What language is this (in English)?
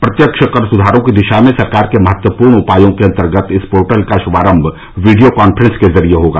Hindi